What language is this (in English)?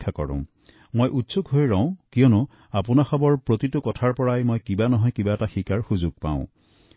Assamese